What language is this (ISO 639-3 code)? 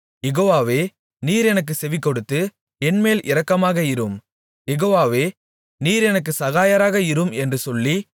tam